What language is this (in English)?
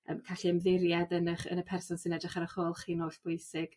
Welsh